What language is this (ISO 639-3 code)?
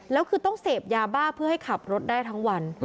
tha